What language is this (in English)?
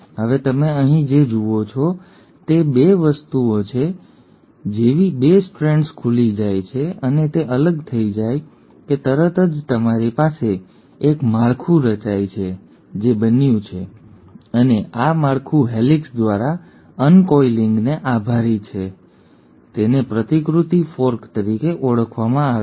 Gujarati